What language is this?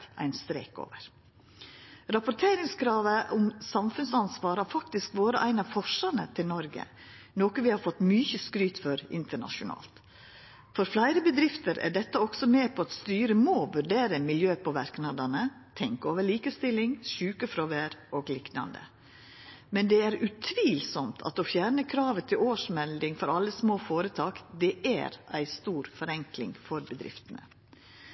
Norwegian Nynorsk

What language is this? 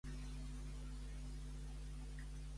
Catalan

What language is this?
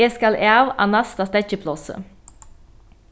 Faroese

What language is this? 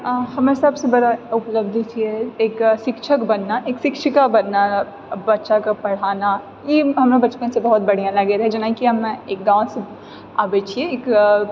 Maithili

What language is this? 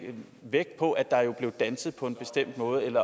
Danish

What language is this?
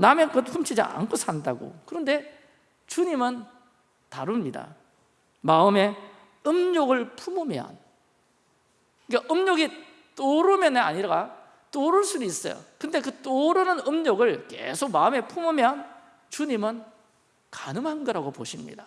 Korean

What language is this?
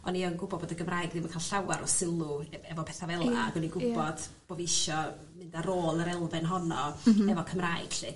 Welsh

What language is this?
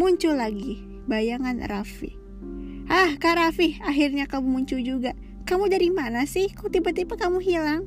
Indonesian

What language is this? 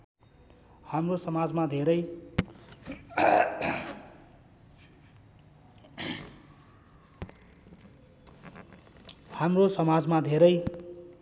Nepali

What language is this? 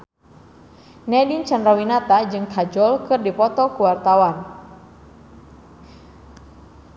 Sundanese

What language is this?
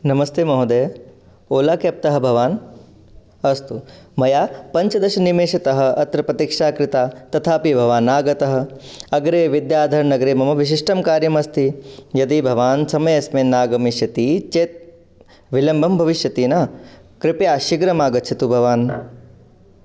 Sanskrit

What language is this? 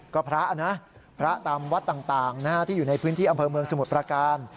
Thai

